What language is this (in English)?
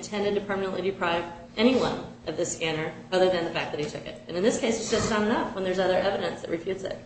English